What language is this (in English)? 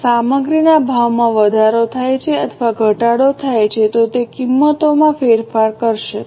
Gujarati